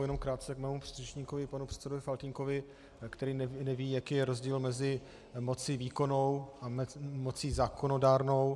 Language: Czech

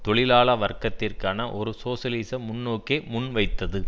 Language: Tamil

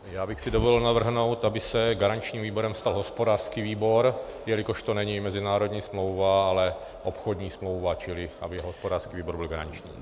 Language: Czech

